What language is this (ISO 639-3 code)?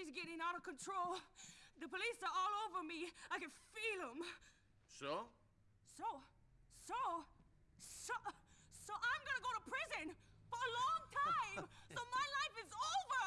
tur